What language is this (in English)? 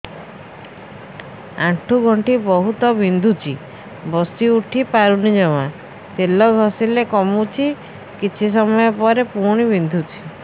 Odia